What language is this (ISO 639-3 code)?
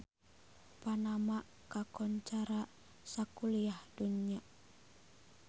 sun